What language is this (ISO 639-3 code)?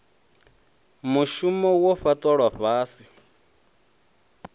ven